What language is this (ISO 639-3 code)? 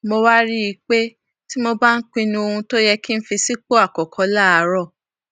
yor